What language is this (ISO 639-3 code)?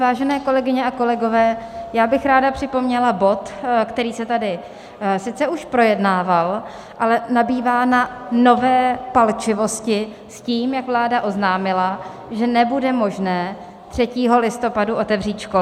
ces